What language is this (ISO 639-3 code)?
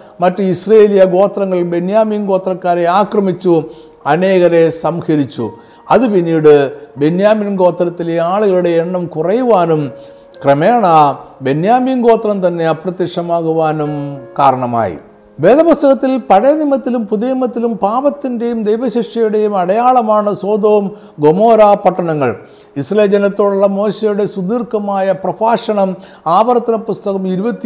mal